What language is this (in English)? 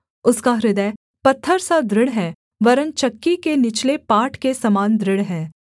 Hindi